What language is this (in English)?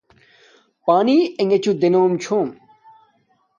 Domaaki